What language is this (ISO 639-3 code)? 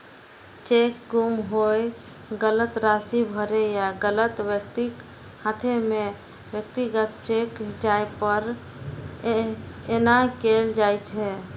mai